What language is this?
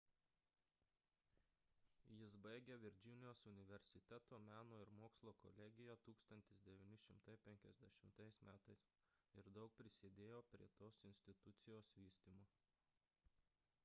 Lithuanian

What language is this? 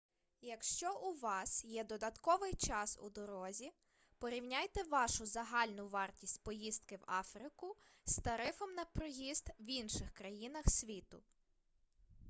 Ukrainian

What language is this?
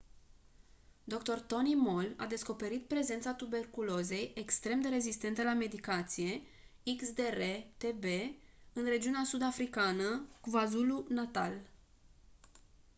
Romanian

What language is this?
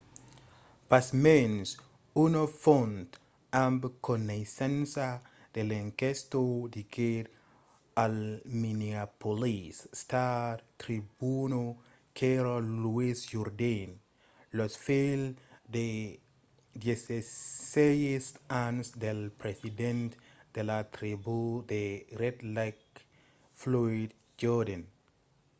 Occitan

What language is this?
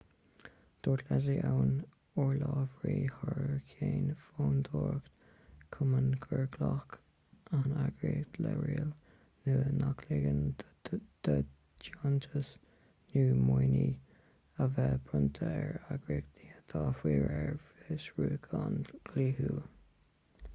Irish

